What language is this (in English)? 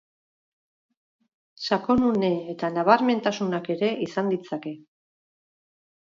Basque